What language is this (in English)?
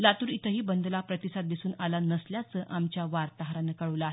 Marathi